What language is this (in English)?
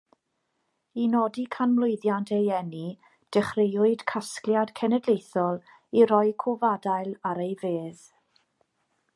Welsh